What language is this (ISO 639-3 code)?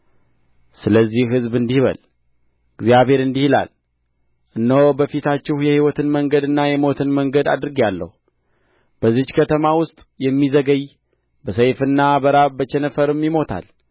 amh